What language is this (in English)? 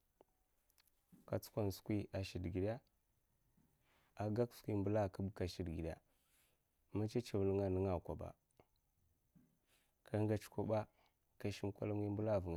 Mafa